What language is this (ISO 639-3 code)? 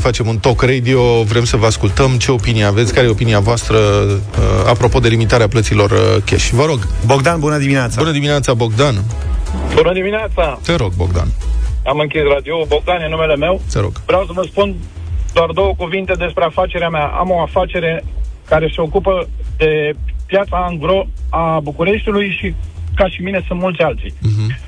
ron